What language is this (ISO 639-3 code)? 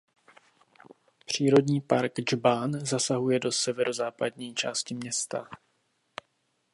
ces